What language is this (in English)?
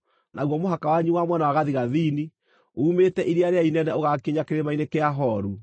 Kikuyu